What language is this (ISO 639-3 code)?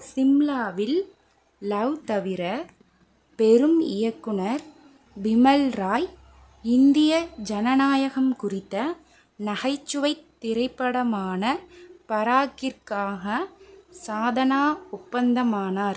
tam